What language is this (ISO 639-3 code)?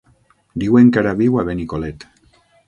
cat